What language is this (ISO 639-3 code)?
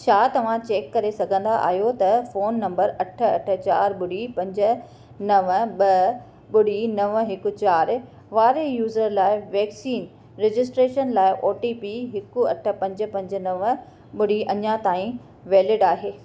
snd